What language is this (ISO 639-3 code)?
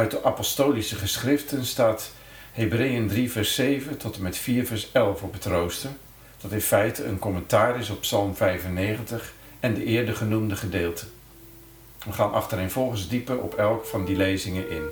nld